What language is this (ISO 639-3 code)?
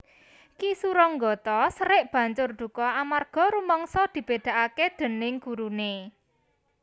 jav